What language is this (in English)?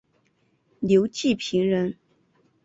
Chinese